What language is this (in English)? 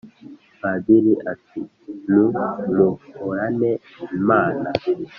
Kinyarwanda